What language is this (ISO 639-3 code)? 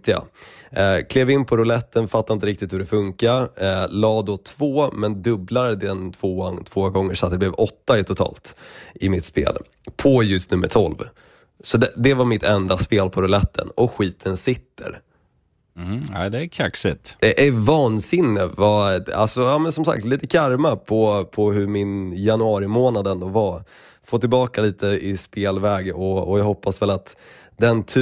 swe